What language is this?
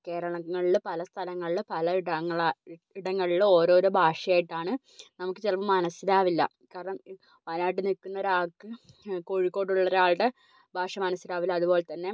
Malayalam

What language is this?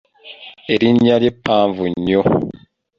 Ganda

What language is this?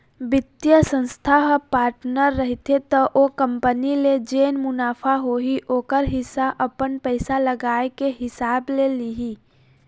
Chhattisgarhi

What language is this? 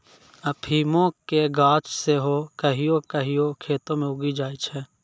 Maithili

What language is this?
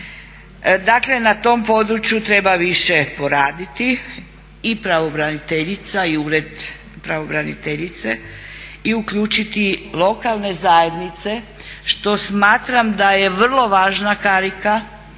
Croatian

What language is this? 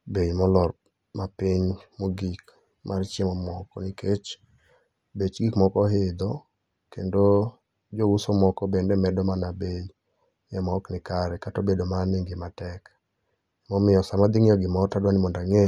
Luo (Kenya and Tanzania)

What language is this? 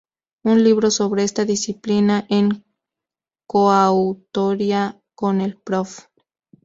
Spanish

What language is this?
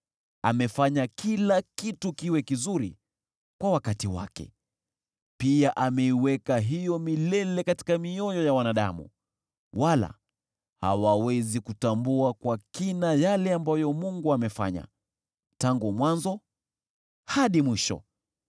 Swahili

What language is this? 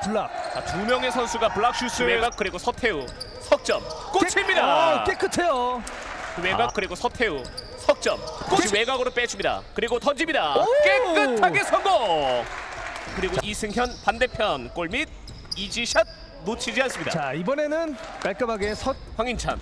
Korean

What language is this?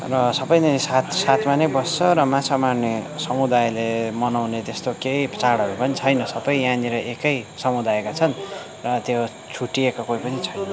Nepali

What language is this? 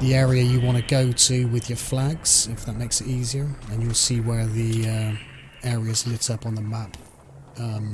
English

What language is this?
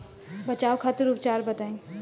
Bhojpuri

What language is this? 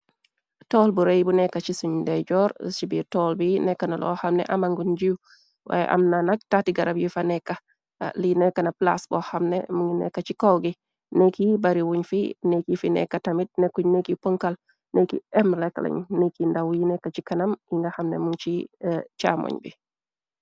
Wolof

